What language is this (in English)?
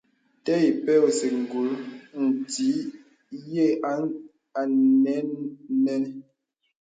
Bebele